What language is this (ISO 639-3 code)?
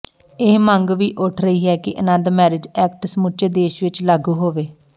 pan